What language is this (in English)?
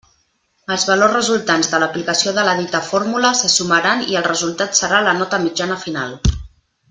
Catalan